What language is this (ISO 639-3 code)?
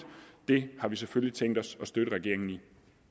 dan